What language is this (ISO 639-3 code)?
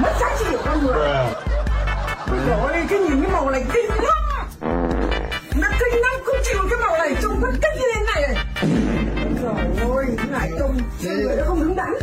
vie